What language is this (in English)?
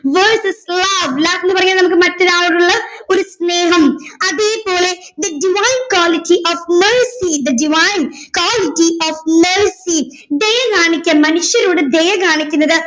Malayalam